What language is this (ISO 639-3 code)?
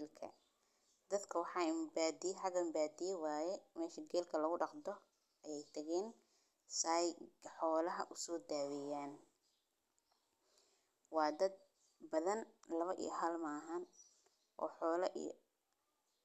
som